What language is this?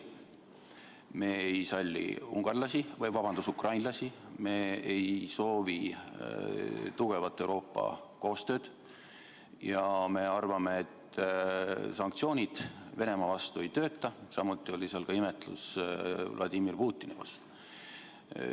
Estonian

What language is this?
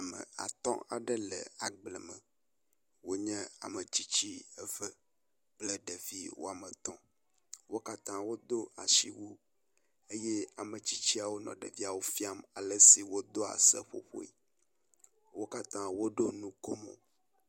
Ewe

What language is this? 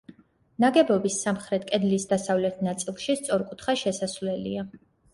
Georgian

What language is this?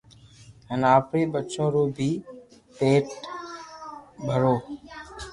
Loarki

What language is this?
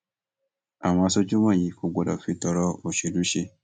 Yoruba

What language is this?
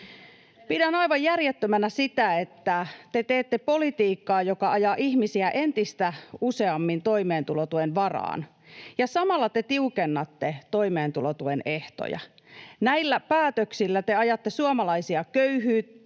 Finnish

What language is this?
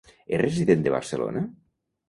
Catalan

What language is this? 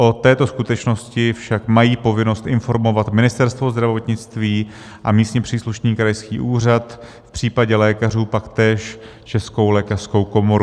Czech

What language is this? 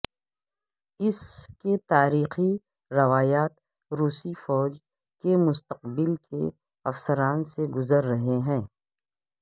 Urdu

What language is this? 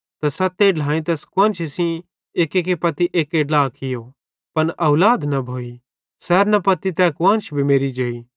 Bhadrawahi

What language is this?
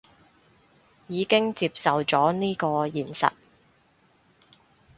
Cantonese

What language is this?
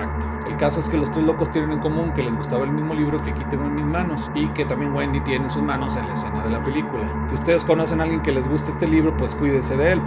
Spanish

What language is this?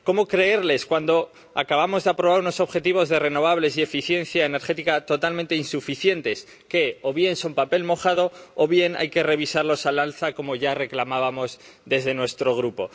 Spanish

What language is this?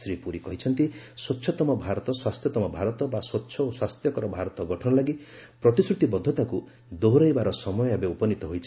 Odia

